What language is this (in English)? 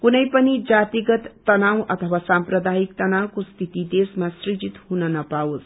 Nepali